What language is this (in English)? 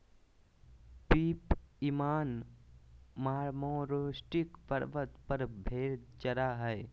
Magahi